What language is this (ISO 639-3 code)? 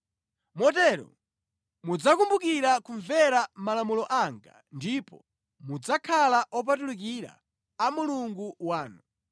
nya